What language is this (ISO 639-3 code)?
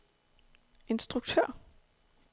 dan